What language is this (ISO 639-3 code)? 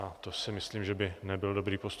ces